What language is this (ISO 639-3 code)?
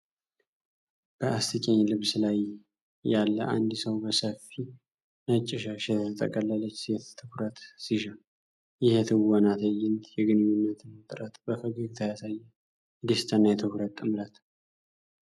amh